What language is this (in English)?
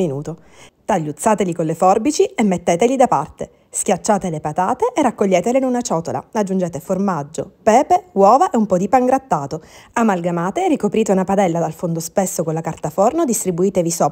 Italian